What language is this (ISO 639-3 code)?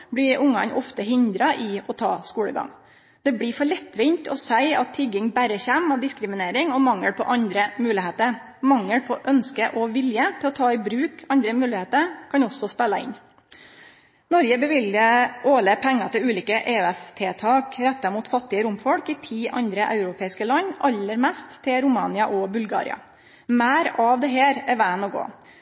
nno